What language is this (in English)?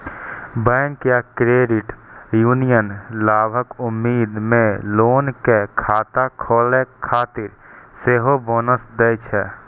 Maithili